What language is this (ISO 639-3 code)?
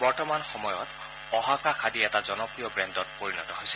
asm